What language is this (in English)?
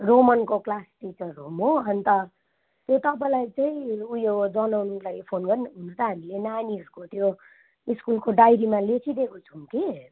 Nepali